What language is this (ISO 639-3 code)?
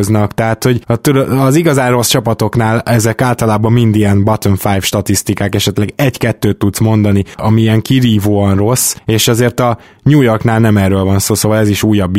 hun